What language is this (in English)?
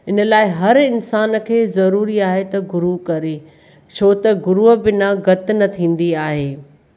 Sindhi